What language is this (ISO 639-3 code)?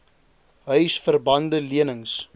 afr